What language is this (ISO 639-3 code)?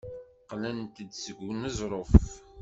kab